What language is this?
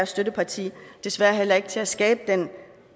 Danish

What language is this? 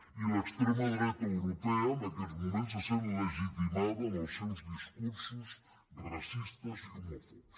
Catalan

